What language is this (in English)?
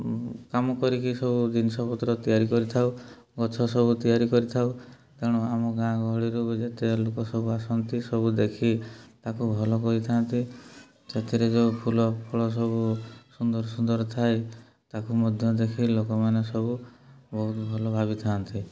Odia